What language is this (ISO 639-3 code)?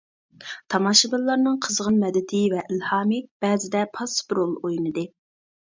uig